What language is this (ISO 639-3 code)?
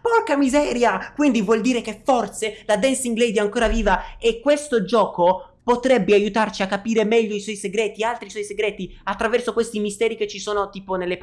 ita